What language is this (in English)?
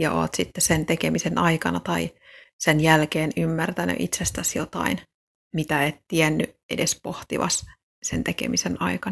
Finnish